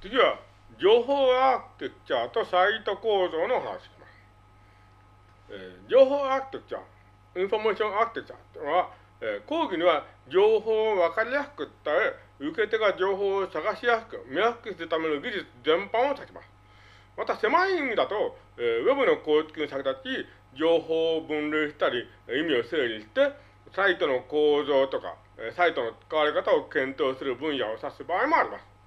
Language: Japanese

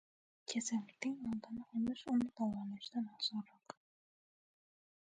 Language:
Uzbek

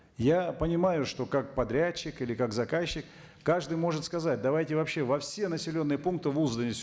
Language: Kazakh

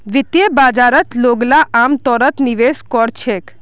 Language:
Magahi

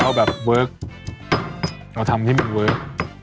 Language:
Thai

